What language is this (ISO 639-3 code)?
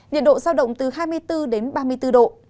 vie